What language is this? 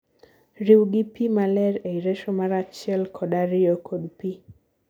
Luo (Kenya and Tanzania)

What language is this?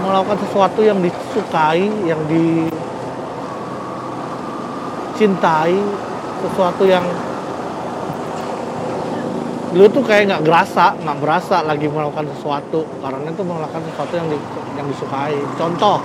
Indonesian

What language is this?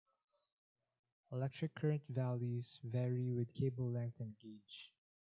English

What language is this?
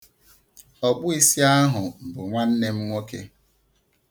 Igbo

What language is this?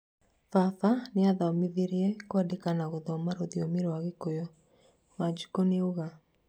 Kikuyu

